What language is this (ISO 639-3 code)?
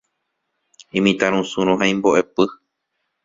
grn